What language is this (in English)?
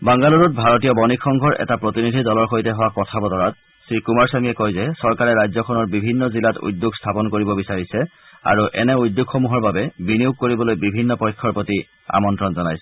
Assamese